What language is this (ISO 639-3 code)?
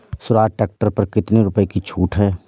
hin